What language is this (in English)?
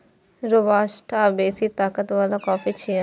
Maithili